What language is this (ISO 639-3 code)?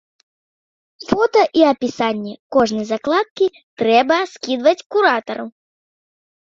bel